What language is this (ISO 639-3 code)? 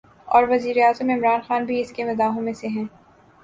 urd